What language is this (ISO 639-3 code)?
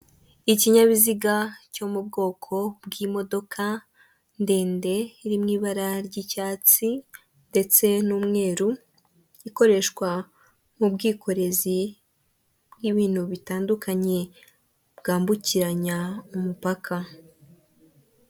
kin